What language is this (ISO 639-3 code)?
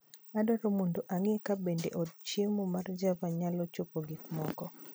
luo